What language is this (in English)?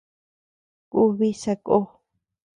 Tepeuxila Cuicatec